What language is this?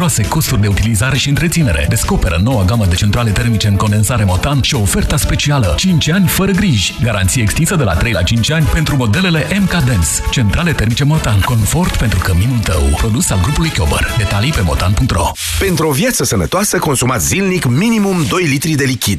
Romanian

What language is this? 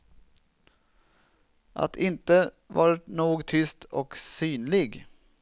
Swedish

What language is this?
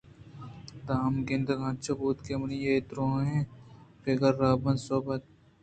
Eastern Balochi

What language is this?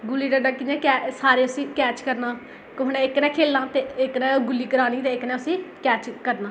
Dogri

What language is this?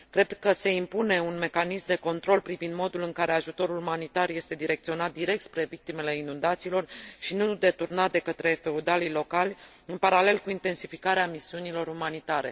Romanian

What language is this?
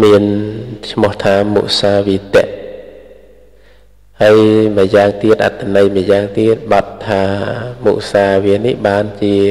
Thai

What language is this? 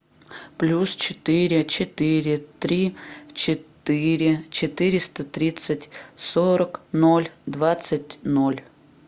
Russian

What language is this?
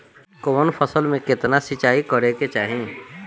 Bhojpuri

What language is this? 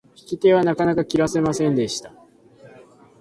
Japanese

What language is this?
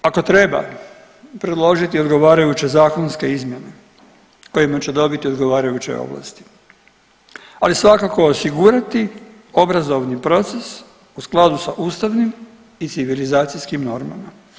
Croatian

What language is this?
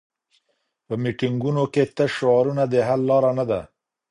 Pashto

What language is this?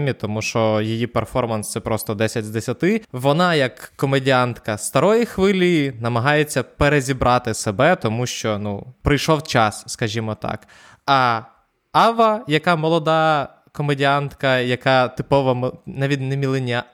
Ukrainian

